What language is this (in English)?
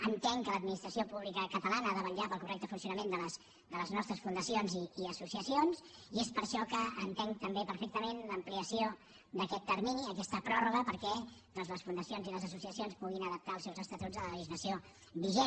Catalan